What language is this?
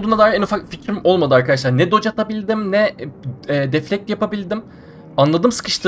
Turkish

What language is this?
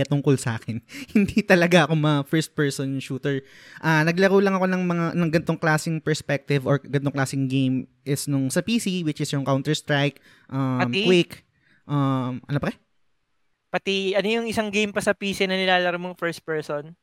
Filipino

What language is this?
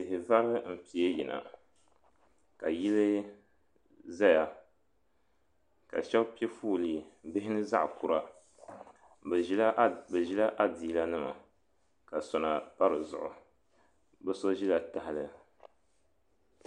Dagbani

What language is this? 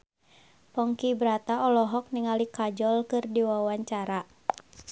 Sundanese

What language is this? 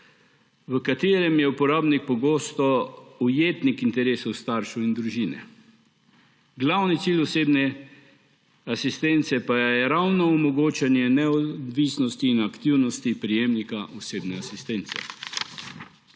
Slovenian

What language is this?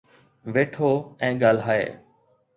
Sindhi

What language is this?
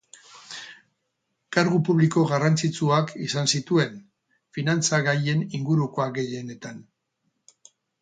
Basque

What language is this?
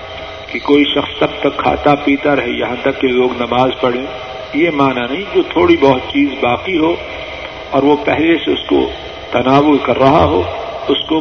Urdu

